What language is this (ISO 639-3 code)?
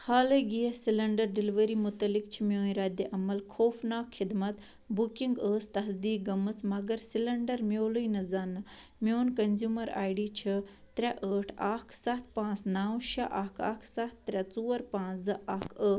kas